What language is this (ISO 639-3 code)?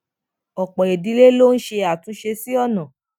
yor